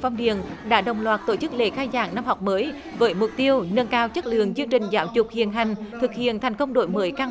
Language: Vietnamese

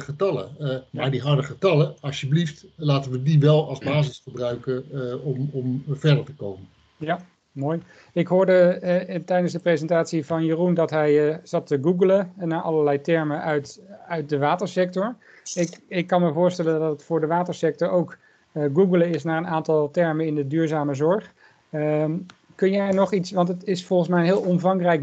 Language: Dutch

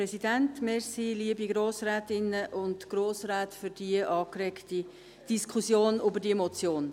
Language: Swiss German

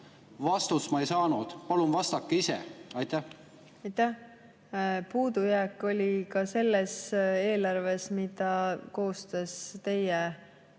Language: Estonian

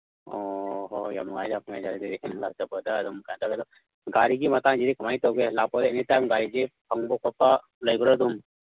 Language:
Manipuri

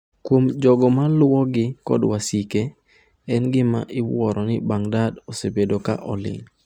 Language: Luo (Kenya and Tanzania)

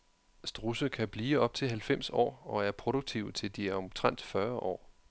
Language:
Danish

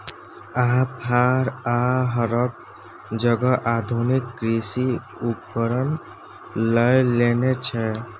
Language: Maithili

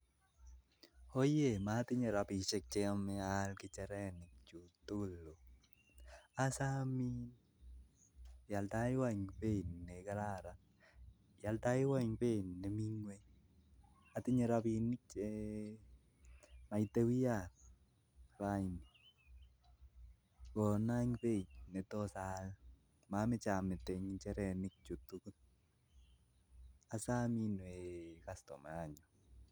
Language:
Kalenjin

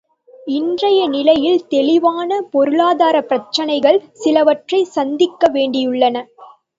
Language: Tamil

